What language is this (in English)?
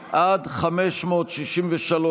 Hebrew